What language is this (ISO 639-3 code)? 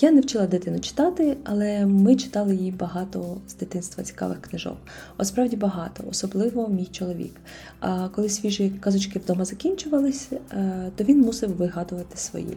ukr